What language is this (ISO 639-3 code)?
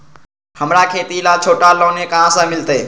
mag